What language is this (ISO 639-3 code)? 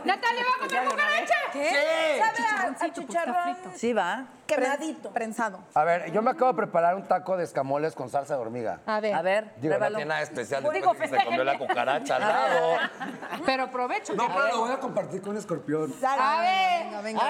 spa